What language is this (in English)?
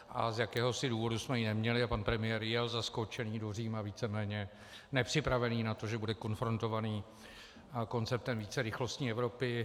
Czech